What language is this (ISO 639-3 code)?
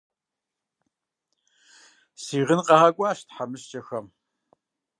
kbd